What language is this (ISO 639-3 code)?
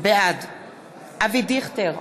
heb